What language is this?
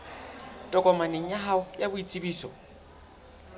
Southern Sotho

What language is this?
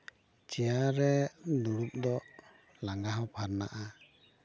Santali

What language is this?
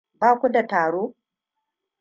Hausa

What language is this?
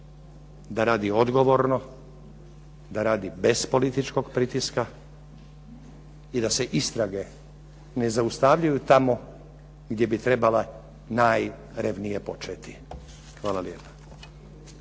Croatian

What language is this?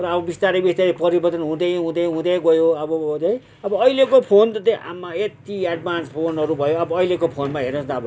Nepali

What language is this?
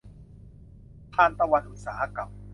Thai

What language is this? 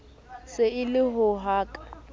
Southern Sotho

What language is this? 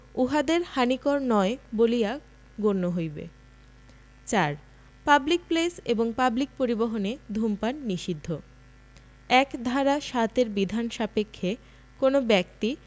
Bangla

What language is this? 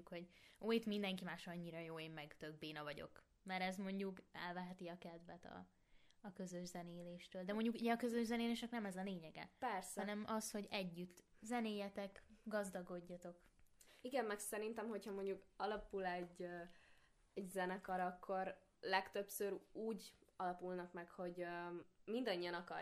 Hungarian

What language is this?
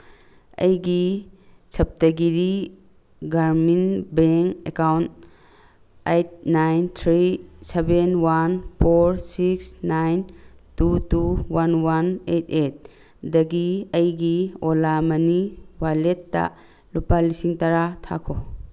Manipuri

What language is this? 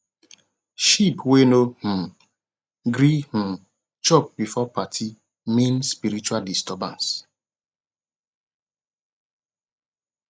Nigerian Pidgin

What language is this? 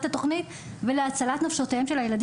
Hebrew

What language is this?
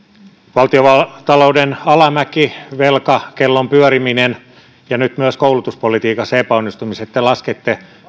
Finnish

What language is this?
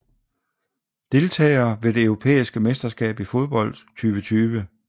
Danish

